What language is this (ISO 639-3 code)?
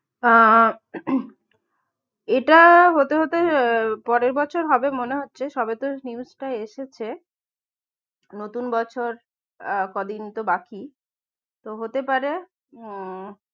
ben